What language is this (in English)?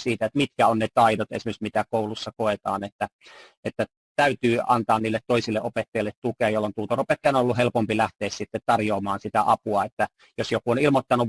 Finnish